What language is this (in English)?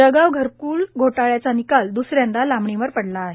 Marathi